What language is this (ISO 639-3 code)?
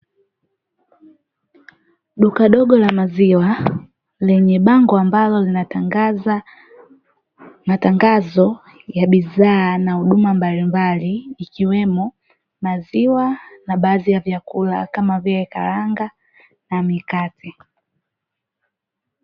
swa